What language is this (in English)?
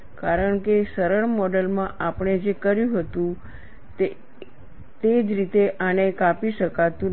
Gujarati